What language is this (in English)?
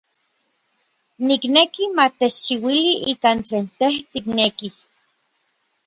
Orizaba Nahuatl